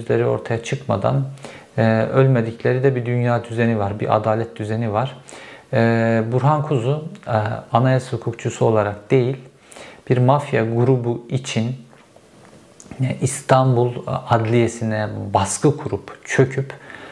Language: Turkish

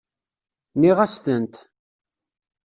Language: Kabyle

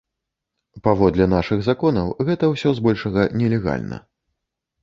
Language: Belarusian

